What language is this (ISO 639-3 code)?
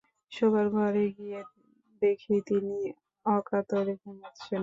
ben